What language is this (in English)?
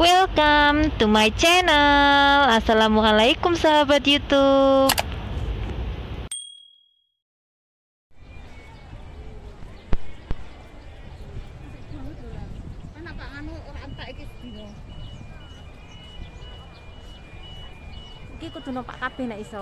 Polish